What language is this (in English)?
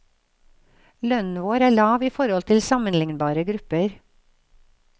Norwegian